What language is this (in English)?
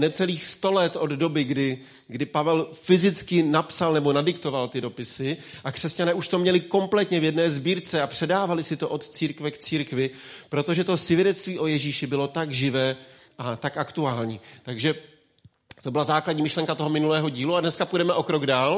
Czech